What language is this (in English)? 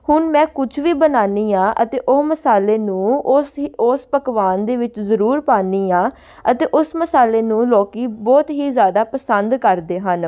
Punjabi